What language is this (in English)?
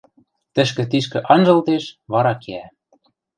Western Mari